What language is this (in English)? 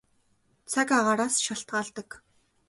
Mongolian